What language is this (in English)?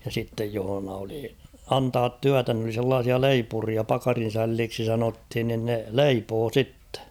Finnish